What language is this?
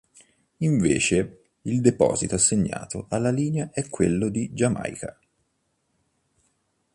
Italian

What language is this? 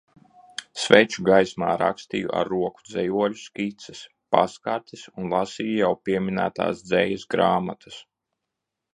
Latvian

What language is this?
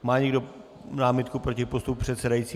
Czech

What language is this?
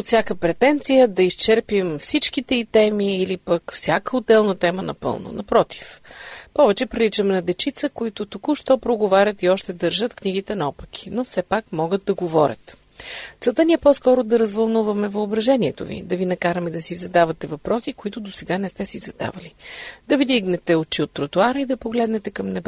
Bulgarian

